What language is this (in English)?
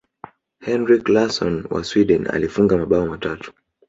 Swahili